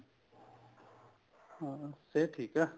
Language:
Punjabi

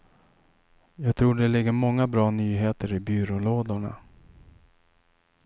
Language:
Swedish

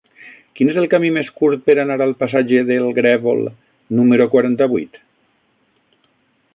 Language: Catalan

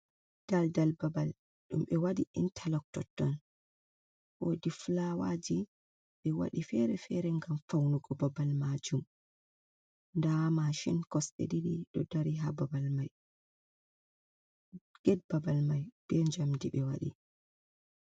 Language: Fula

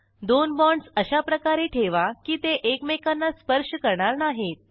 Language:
Marathi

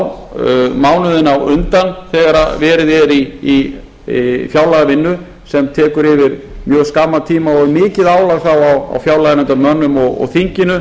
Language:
Icelandic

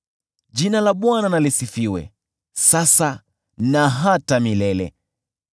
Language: Swahili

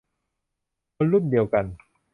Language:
Thai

